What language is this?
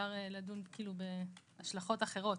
Hebrew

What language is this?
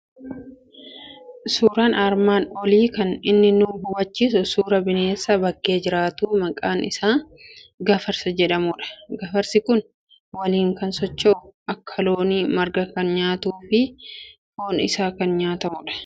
Oromo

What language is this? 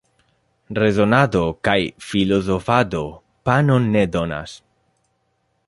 Esperanto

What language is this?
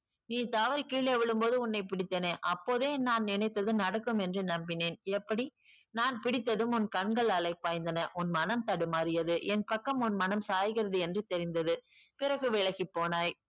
Tamil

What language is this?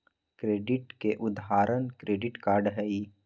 Magahi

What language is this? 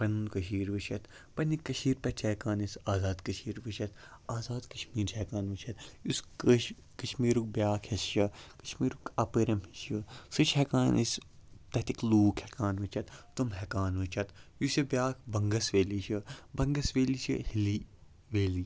Kashmiri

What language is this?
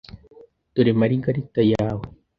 Kinyarwanda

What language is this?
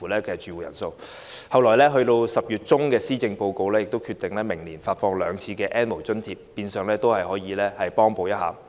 Cantonese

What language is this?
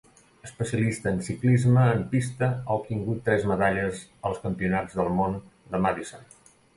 Catalan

